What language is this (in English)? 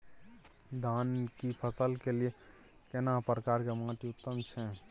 Maithili